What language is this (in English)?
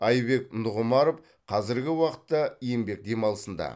Kazakh